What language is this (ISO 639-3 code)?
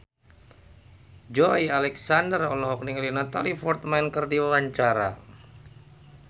sun